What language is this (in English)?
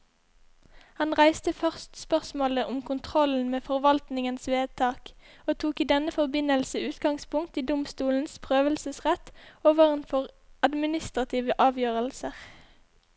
Norwegian